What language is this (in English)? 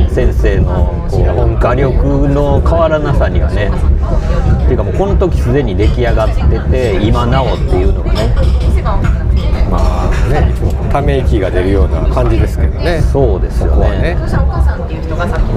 Japanese